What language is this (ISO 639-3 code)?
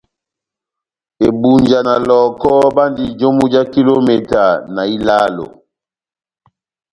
bnm